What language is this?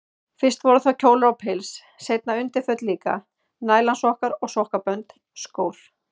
Icelandic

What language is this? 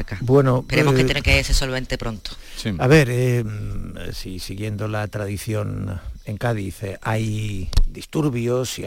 Spanish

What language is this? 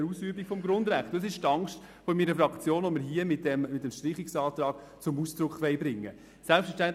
Swiss German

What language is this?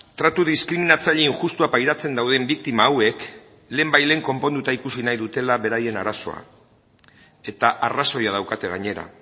Basque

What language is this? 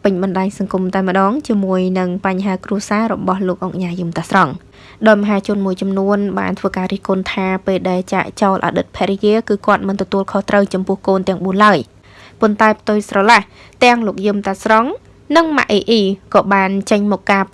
Vietnamese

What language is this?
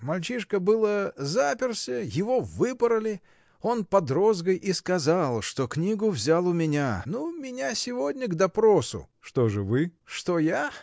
Russian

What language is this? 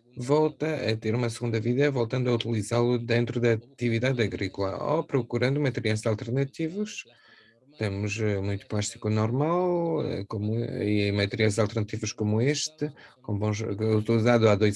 Portuguese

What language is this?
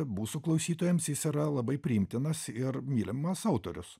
Lithuanian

